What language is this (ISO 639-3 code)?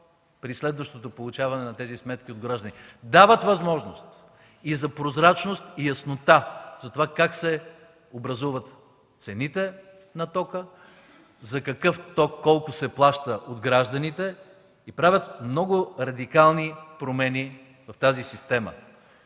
bul